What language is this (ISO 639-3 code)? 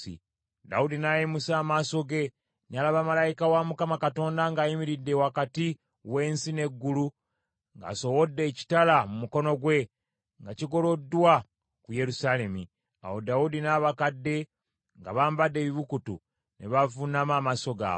lug